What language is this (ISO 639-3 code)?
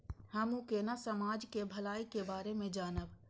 mai